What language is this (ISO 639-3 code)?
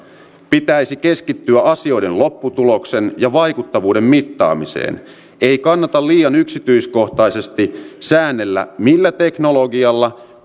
fin